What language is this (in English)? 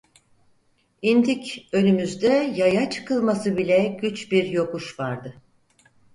Turkish